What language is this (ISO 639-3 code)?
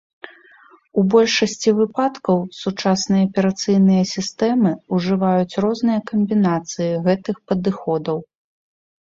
bel